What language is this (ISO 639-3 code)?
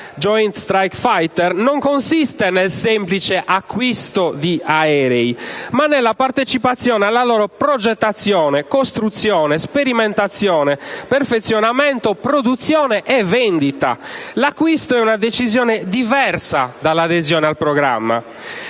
ita